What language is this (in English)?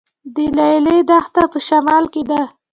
Pashto